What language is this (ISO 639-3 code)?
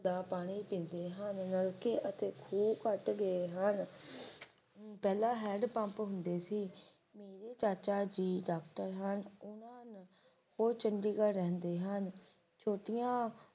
pan